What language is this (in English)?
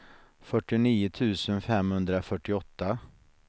Swedish